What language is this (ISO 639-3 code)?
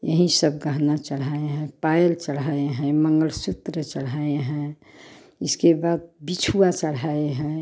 hin